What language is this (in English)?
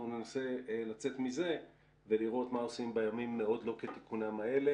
Hebrew